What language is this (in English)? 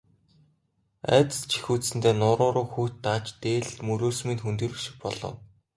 Mongolian